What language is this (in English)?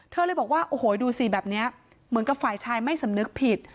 Thai